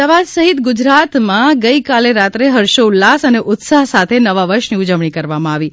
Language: Gujarati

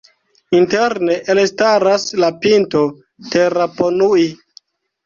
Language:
Esperanto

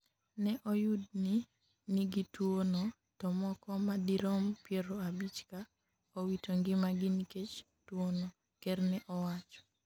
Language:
Luo (Kenya and Tanzania)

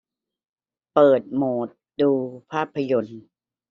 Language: Thai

